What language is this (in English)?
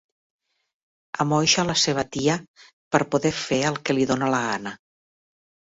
Catalan